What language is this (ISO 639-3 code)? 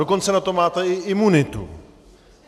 ces